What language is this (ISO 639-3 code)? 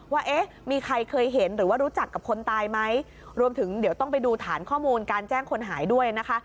tha